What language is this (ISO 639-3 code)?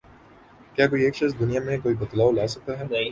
urd